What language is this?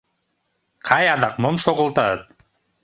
Mari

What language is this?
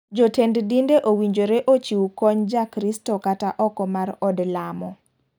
Luo (Kenya and Tanzania)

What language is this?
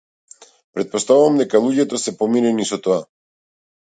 Macedonian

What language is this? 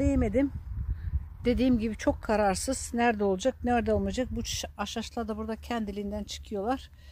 Turkish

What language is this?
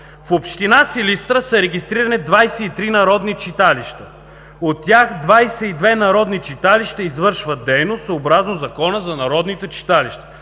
Bulgarian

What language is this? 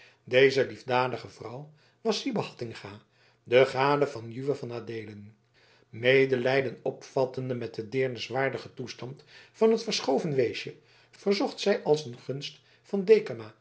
Dutch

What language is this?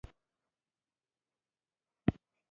Pashto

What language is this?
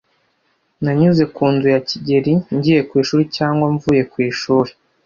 Kinyarwanda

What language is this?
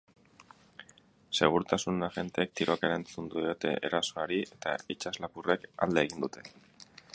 Basque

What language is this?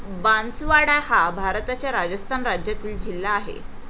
Marathi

